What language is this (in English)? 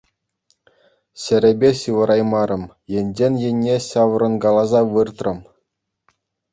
Chuvash